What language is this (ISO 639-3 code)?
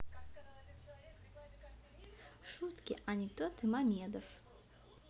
rus